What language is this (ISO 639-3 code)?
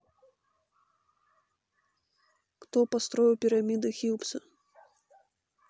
rus